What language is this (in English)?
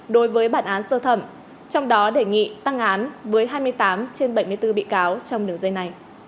Vietnamese